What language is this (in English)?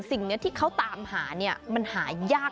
Thai